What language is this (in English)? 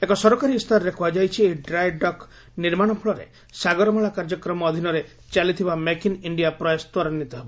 Odia